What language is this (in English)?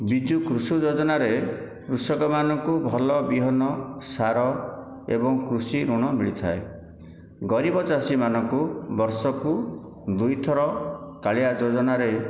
Odia